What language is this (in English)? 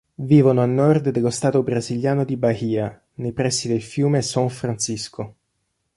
Italian